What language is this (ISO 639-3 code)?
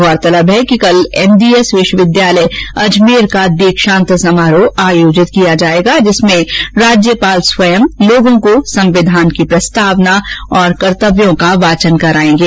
hin